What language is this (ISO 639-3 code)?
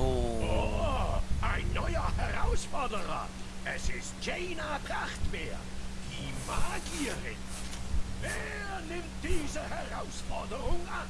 deu